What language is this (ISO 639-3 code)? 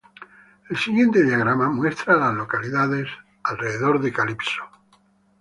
spa